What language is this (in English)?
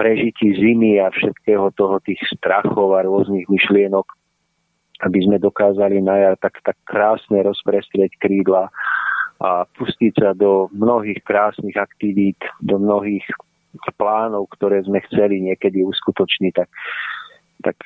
Slovak